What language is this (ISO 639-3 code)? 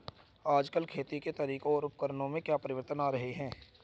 hin